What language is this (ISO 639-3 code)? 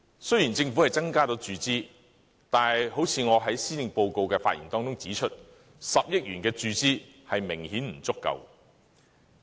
yue